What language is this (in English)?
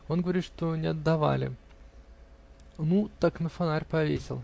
Russian